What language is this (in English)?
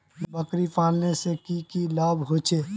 Magahi